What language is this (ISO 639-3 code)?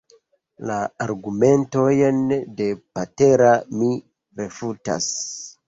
epo